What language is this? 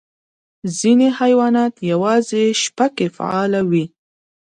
Pashto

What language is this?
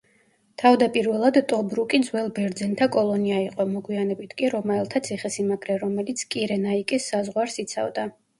Georgian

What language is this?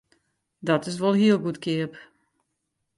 Western Frisian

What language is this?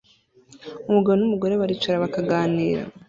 Kinyarwanda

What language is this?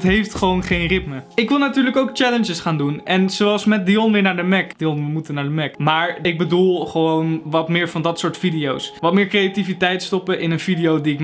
Dutch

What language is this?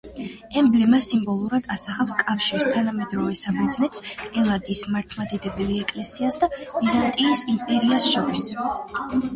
Georgian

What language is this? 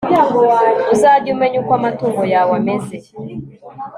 Kinyarwanda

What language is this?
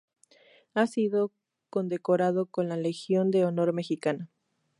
Spanish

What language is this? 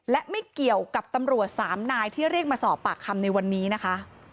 Thai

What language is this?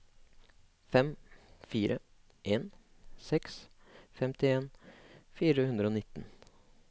Norwegian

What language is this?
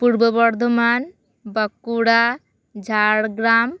Santali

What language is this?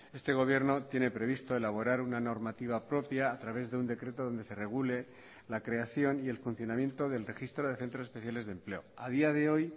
Spanish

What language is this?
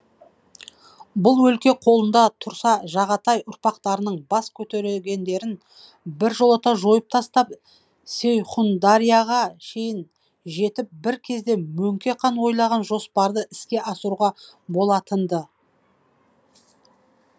Kazakh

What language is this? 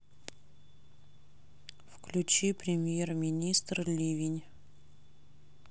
Russian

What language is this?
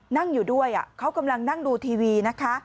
Thai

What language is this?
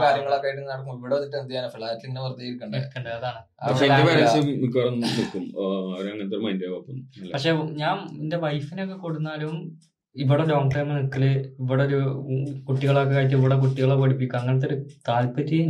Malayalam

